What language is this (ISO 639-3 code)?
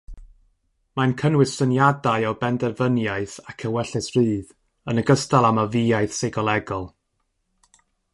cym